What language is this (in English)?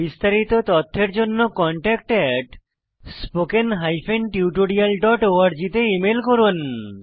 Bangla